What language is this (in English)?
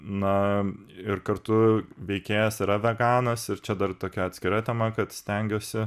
Lithuanian